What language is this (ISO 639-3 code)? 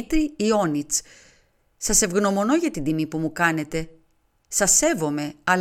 ell